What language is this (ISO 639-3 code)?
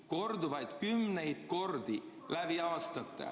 est